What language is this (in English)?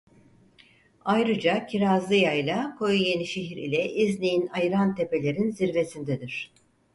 Turkish